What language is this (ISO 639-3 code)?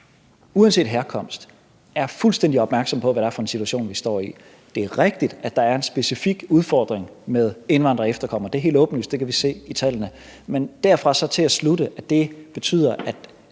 dan